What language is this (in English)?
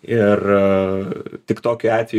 Lithuanian